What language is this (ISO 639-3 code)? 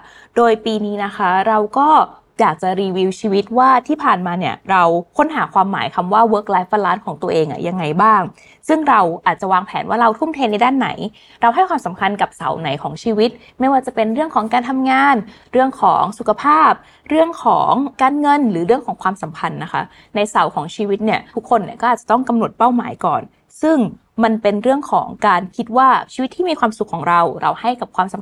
tha